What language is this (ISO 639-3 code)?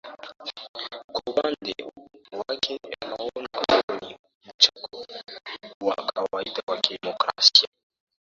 swa